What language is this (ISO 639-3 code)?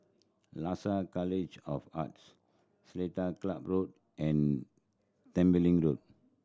eng